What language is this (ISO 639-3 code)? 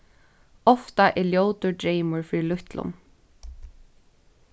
fao